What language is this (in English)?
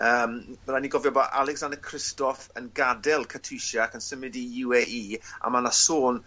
Welsh